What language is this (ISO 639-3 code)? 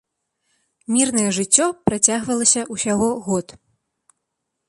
bel